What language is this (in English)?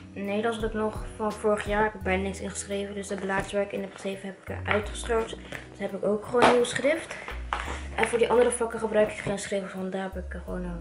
Dutch